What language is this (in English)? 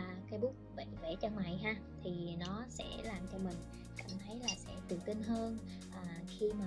Vietnamese